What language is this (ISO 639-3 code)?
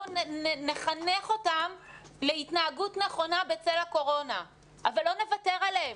heb